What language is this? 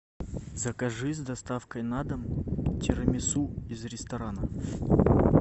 Russian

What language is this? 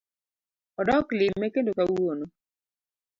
Luo (Kenya and Tanzania)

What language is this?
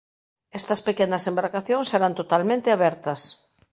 Galician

